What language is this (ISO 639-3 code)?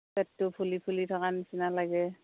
asm